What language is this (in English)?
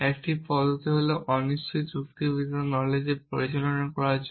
Bangla